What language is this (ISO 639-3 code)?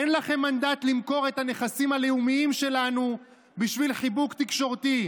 heb